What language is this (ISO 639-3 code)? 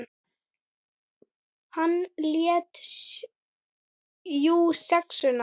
isl